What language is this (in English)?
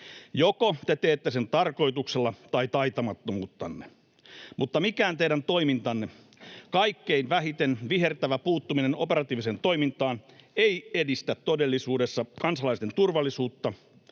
Finnish